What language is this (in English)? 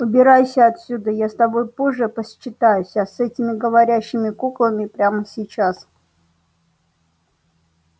Russian